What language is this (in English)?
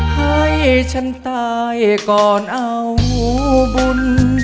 Thai